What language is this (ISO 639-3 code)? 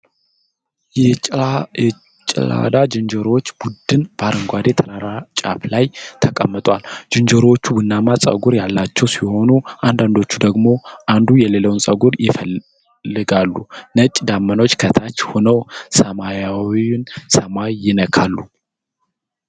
amh